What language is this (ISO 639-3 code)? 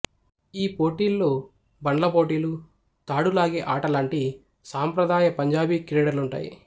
tel